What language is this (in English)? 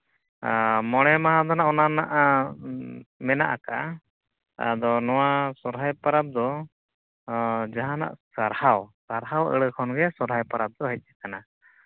Santali